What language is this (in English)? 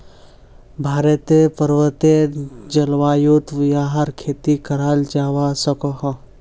Magahi